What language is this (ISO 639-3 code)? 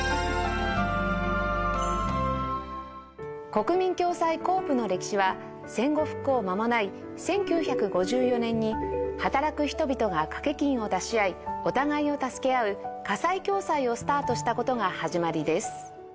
jpn